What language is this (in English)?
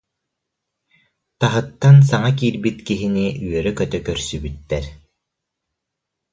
Yakut